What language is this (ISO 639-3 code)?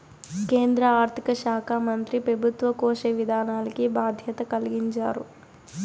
tel